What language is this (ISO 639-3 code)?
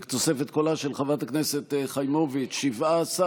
heb